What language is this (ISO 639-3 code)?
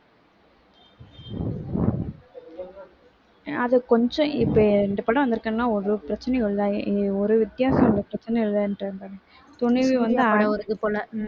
tam